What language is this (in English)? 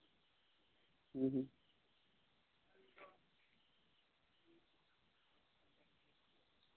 Santali